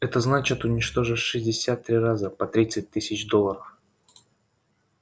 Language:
Russian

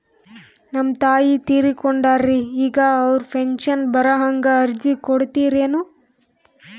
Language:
Kannada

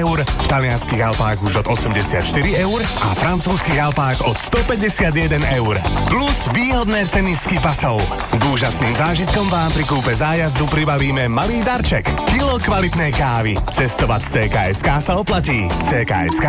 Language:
Slovak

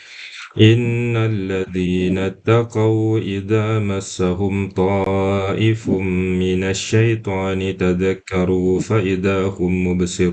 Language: Indonesian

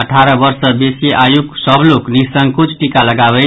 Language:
Maithili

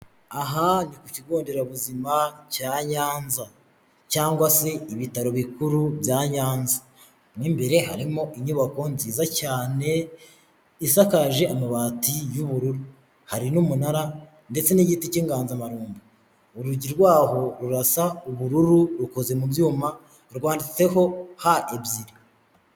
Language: Kinyarwanda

